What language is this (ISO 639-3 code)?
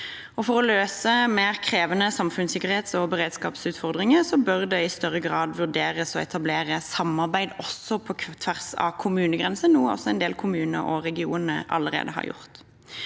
nor